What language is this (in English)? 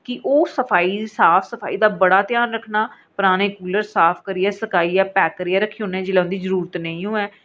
Dogri